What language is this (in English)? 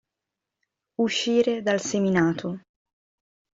Italian